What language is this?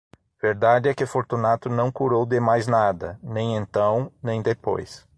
Portuguese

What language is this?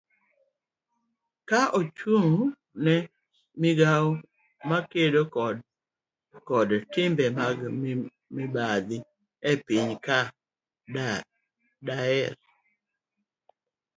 Luo (Kenya and Tanzania)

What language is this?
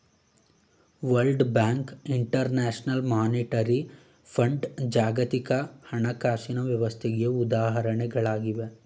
Kannada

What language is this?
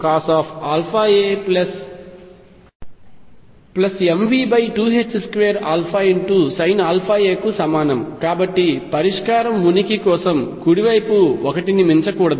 Telugu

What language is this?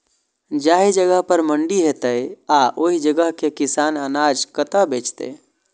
Maithili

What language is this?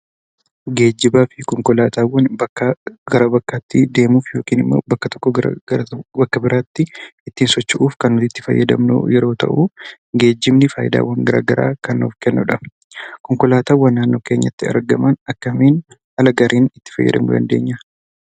Oromo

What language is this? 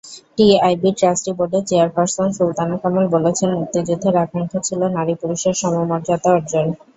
Bangla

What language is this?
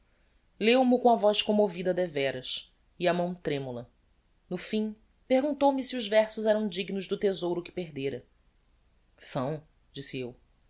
Portuguese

